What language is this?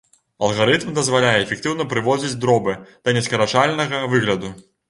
Belarusian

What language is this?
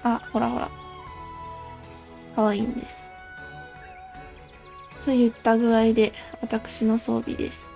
Japanese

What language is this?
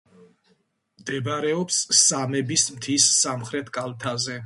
Georgian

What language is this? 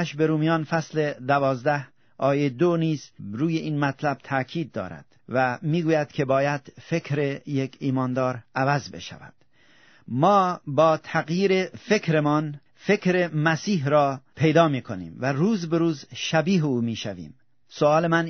Persian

